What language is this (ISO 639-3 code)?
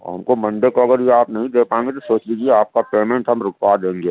urd